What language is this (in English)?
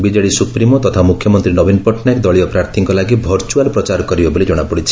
Odia